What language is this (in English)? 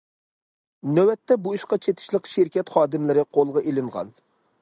Uyghur